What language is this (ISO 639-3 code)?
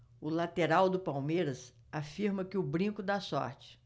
por